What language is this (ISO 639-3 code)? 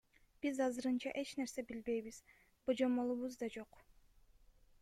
kir